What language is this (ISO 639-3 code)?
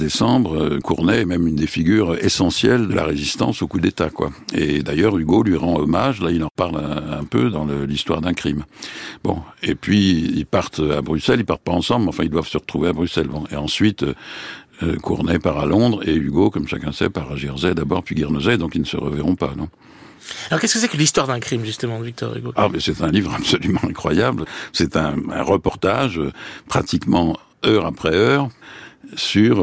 fra